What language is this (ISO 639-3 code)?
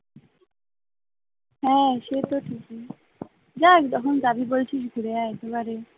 ben